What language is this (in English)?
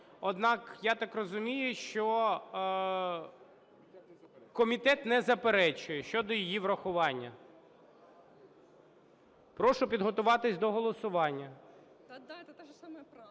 Ukrainian